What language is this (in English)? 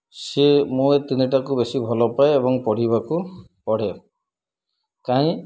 Odia